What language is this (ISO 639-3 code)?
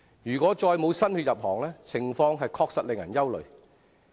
yue